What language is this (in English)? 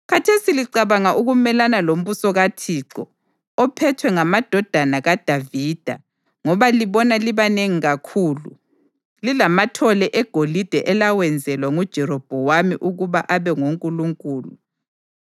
North Ndebele